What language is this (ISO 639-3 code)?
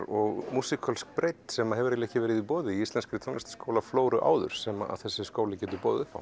isl